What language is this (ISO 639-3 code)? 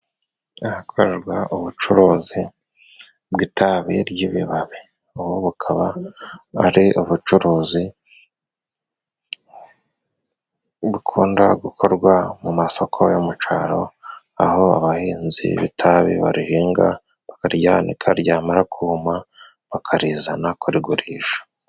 kin